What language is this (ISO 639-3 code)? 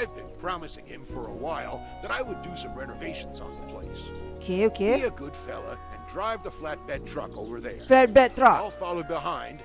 msa